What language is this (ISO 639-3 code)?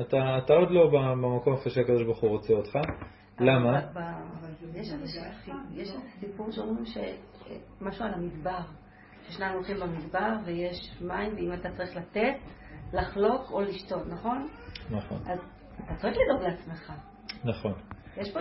heb